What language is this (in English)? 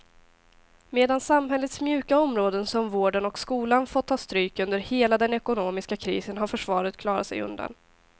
Swedish